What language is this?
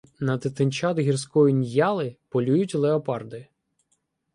Ukrainian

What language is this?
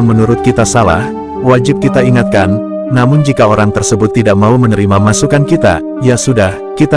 Indonesian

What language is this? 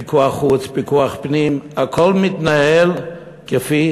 Hebrew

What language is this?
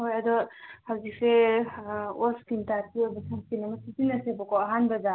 Manipuri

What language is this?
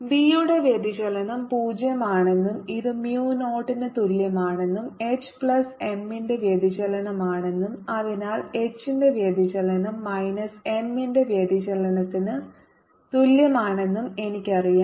Malayalam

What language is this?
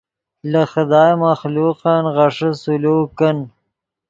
Yidgha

